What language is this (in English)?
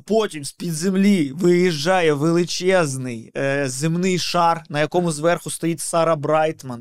Ukrainian